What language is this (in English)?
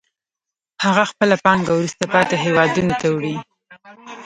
Pashto